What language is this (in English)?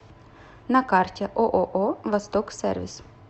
Russian